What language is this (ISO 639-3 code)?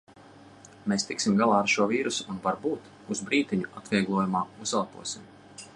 lav